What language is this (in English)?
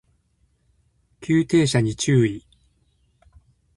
Japanese